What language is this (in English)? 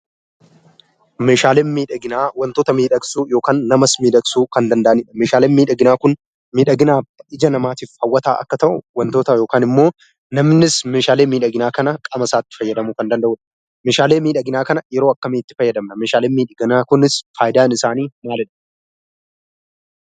Oromo